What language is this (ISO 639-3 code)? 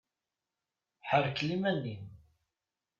kab